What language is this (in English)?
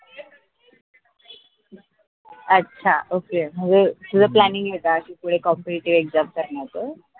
Marathi